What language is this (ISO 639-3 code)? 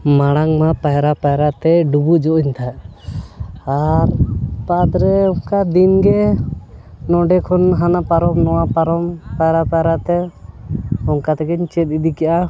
sat